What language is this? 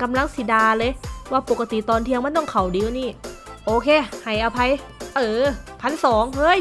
Thai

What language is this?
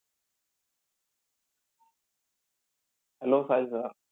Marathi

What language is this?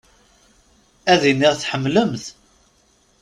Kabyle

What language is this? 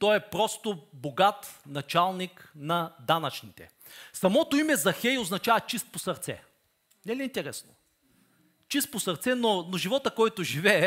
Bulgarian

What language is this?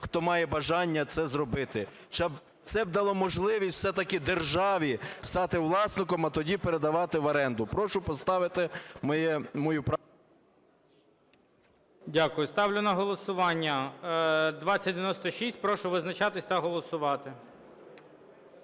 Ukrainian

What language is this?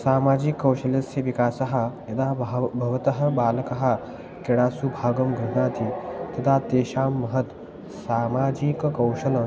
Sanskrit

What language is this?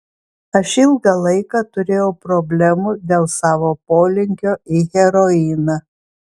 Lithuanian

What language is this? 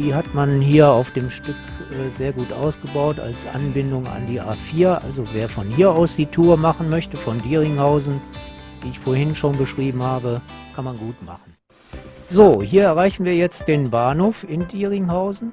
German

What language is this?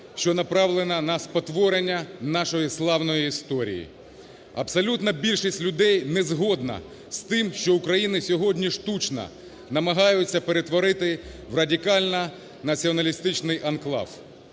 Ukrainian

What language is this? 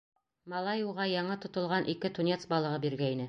Bashkir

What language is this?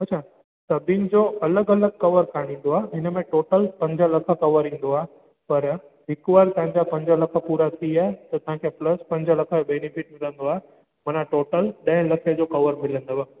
Sindhi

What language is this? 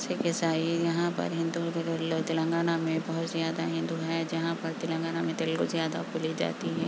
Urdu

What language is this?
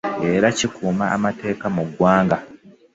Ganda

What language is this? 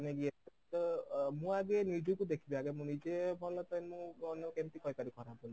Odia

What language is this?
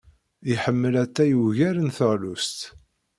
Kabyle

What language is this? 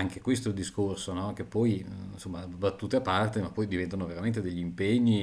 Italian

